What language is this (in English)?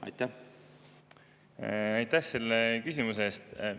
Estonian